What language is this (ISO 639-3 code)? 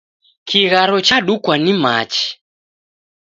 dav